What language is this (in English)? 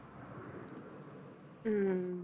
Punjabi